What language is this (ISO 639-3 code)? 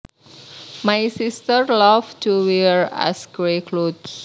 jav